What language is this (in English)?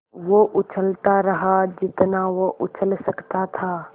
Hindi